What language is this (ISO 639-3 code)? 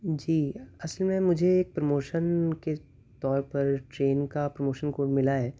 urd